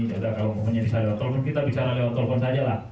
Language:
Indonesian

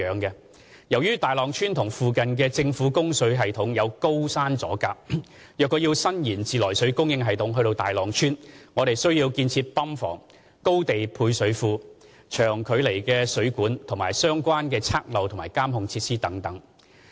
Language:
Cantonese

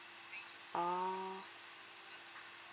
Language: English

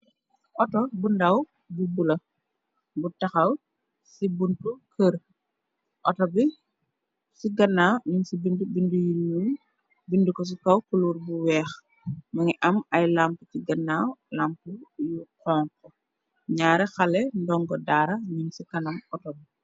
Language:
Wolof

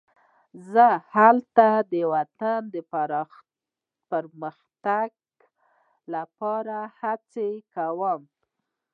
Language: Pashto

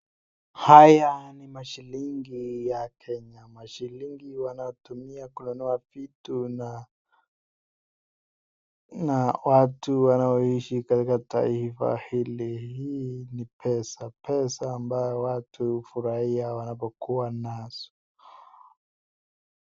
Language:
Swahili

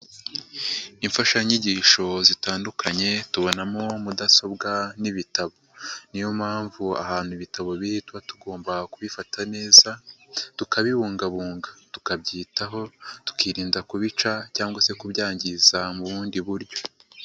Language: Kinyarwanda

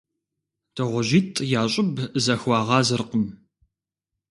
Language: Kabardian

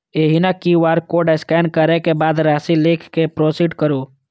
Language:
Maithili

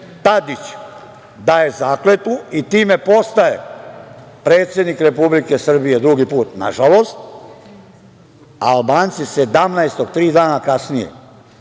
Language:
Serbian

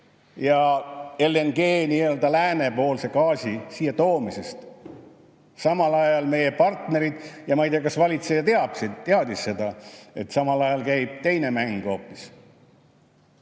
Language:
Estonian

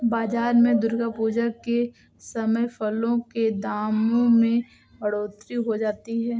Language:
Hindi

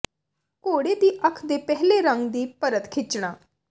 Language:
Punjabi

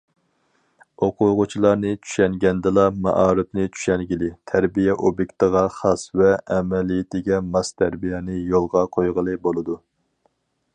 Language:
Uyghur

